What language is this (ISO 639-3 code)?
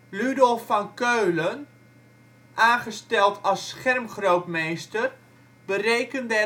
nld